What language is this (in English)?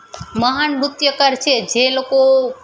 Gujarati